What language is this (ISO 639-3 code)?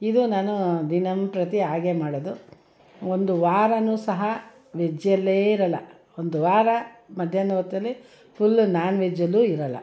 kan